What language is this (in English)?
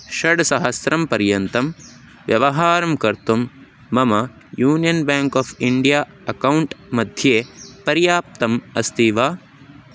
Sanskrit